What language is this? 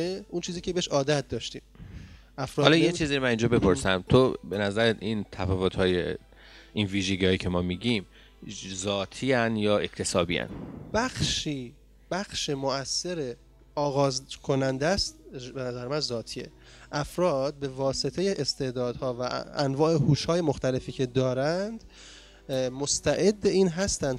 Persian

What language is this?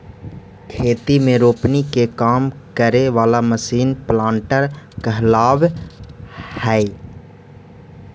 Magahi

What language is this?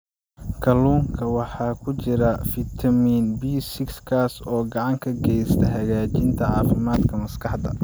Somali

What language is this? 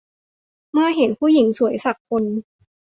Thai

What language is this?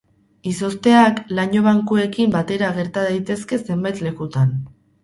Basque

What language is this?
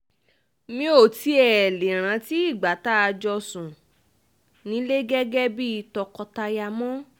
Yoruba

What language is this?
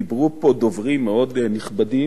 Hebrew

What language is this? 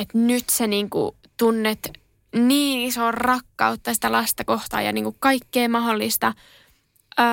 Finnish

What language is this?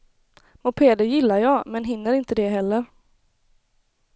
Swedish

